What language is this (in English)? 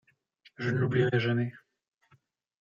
French